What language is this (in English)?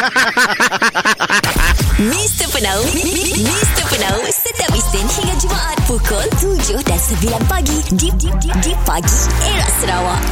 Malay